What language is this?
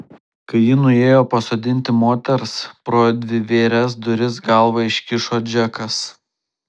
Lithuanian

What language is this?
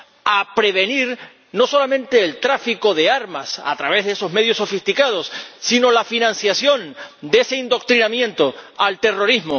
Spanish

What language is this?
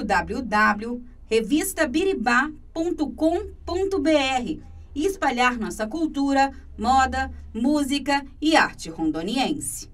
Portuguese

